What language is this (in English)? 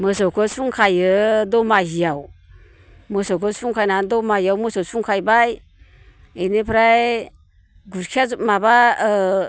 Bodo